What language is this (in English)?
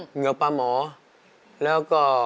Thai